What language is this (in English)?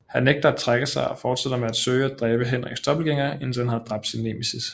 Danish